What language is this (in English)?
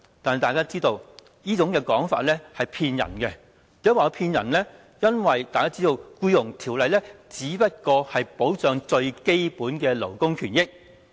Cantonese